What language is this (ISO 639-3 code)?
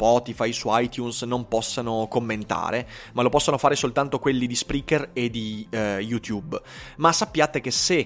ita